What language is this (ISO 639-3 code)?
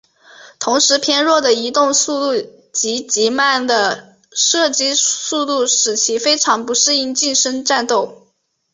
zho